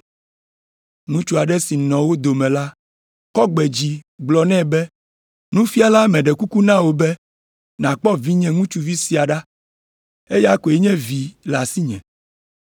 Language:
Ewe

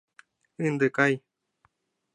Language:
Mari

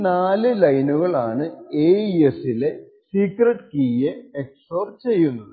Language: Malayalam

